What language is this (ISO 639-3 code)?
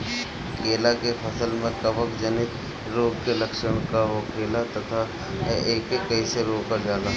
bho